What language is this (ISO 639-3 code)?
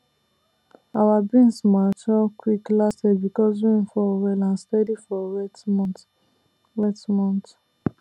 pcm